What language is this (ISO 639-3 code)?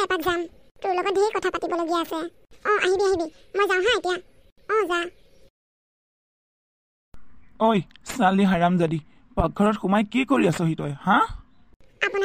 ben